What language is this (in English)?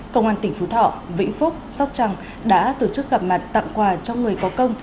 Vietnamese